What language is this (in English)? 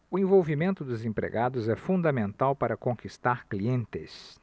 Portuguese